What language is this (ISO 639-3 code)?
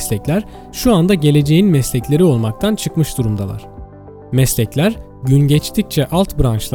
tur